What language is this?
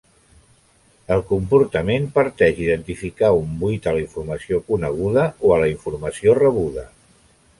Catalan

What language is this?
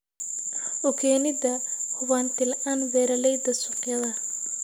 Somali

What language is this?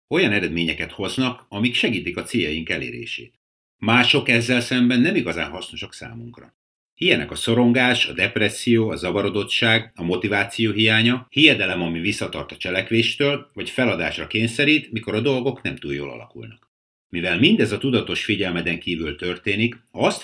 Hungarian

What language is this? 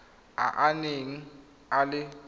Tswana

